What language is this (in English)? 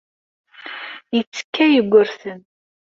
Kabyle